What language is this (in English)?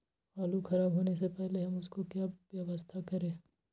Magahi